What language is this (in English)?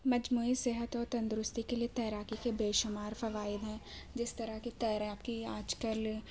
Urdu